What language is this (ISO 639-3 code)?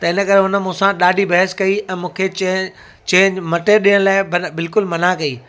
snd